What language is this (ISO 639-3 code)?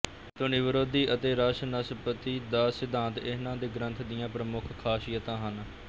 pan